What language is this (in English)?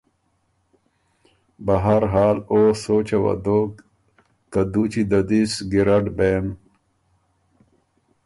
Ormuri